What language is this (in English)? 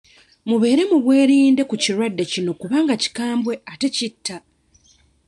Ganda